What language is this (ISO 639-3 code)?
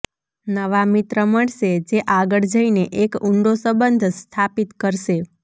guj